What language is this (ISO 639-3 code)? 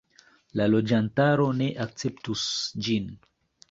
epo